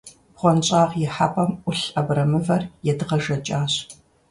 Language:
Kabardian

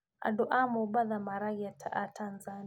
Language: Kikuyu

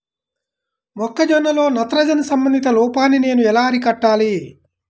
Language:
Telugu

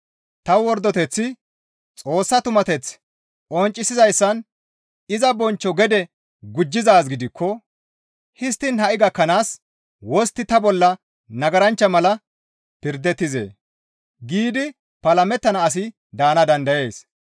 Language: Gamo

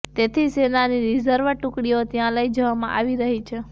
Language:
Gujarati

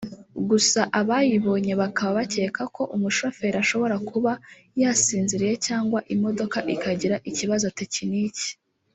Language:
Kinyarwanda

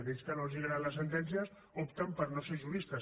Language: Catalan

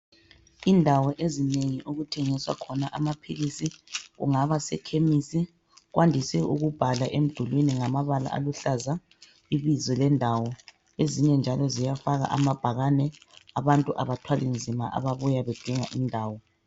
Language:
North Ndebele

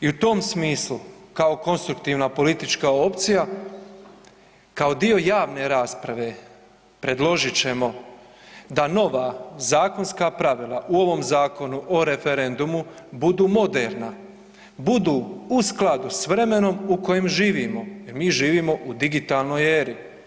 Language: Croatian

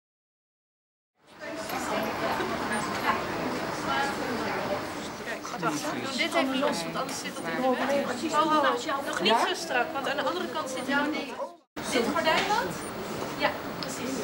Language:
Dutch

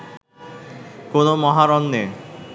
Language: Bangla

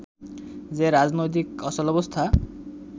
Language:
Bangla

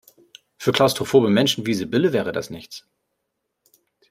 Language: German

